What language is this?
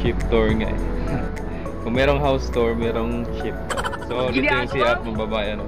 Filipino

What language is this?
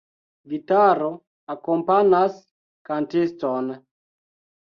Esperanto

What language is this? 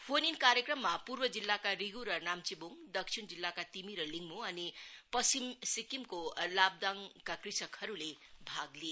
Nepali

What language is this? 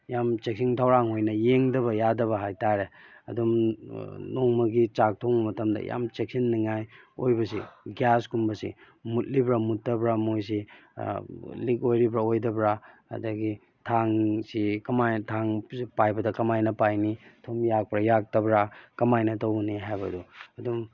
Manipuri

